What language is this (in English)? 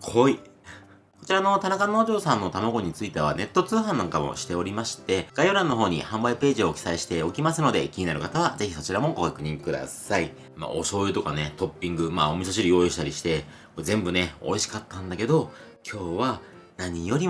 Japanese